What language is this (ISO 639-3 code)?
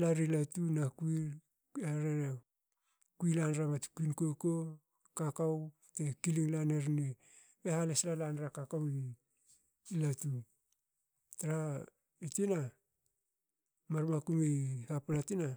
hao